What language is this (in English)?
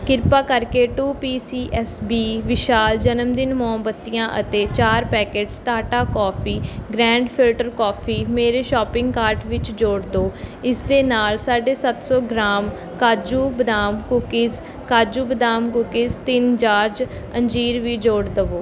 Punjabi